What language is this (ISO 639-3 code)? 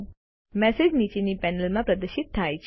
guj